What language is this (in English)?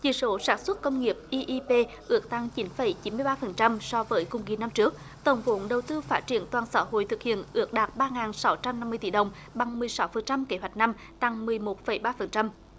Vietnamese